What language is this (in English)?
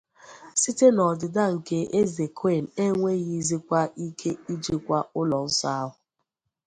Igbo